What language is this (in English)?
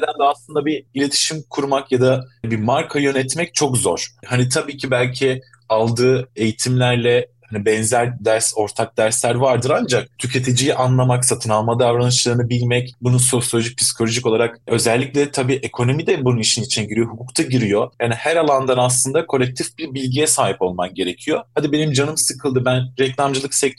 Turkish